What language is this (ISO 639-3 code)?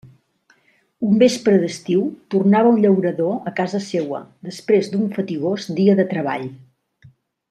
cat